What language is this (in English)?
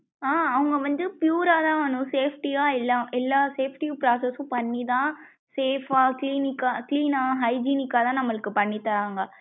Tamil